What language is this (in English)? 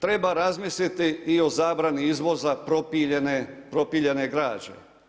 Croatian